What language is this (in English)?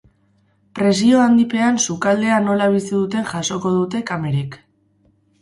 Basque